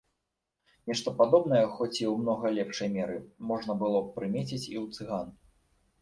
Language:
Belarusian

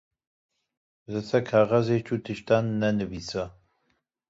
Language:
Kurdish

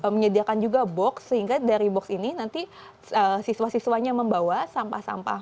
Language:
Indonesian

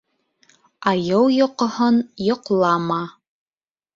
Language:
Bashkir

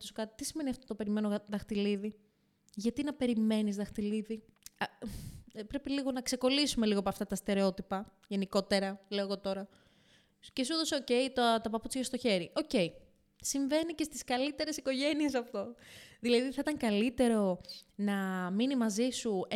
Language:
Greek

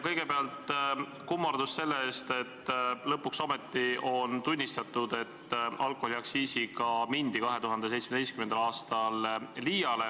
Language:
Estonian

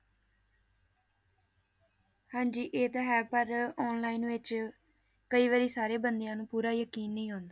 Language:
Punjabi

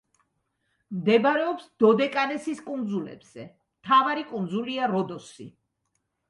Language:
Georgian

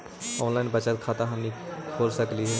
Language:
Magahi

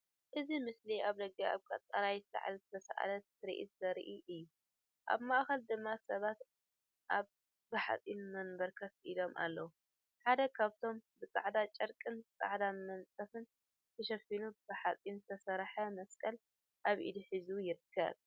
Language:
Tigrinya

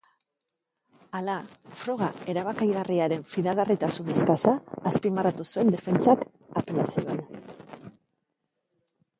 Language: Basque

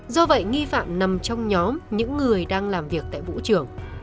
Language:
Vietnamese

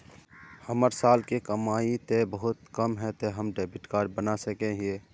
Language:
Magahi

